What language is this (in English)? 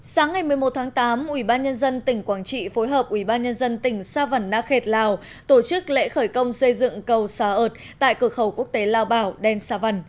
Vietnamese